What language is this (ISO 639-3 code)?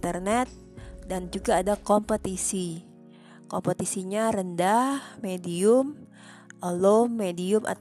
ind